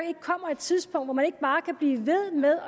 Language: Danish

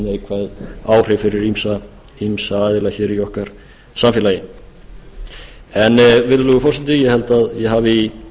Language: Icelandic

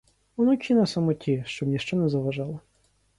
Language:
Ukrainian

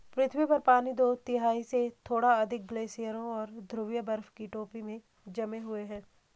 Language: Hindi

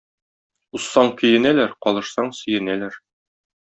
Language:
Tatar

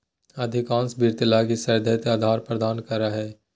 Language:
Magahi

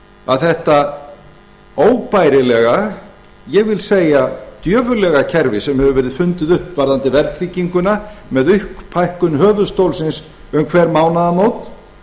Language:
Icelandic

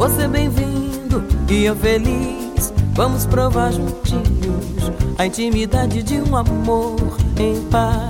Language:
Romanian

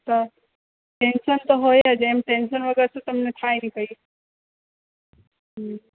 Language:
Gujarati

